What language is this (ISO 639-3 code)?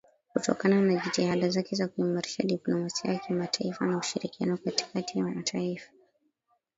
swa